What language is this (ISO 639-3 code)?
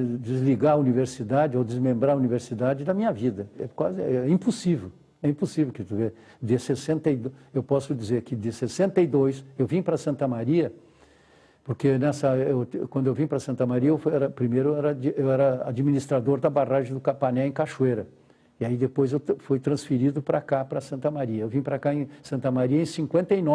por